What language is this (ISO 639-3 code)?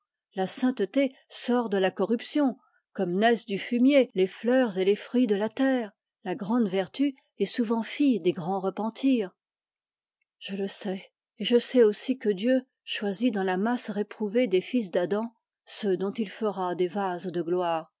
fra